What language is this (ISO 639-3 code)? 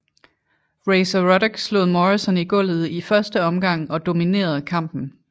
dan